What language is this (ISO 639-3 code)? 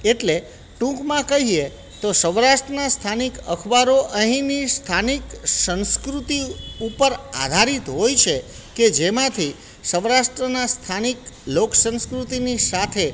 guj